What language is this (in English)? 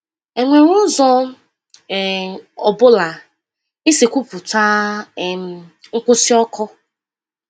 Igbo